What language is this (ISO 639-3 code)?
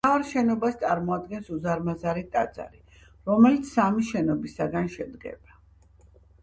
kat